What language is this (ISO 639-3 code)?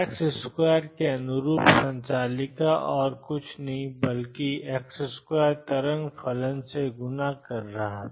hin